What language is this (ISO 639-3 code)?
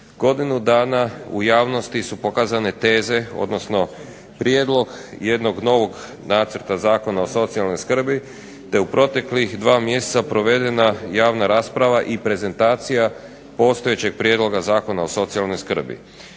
hrv